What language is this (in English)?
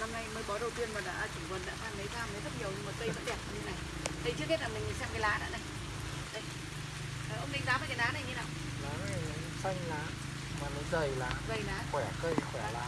Vietnamese